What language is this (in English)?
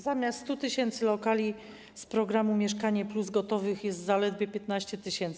Polish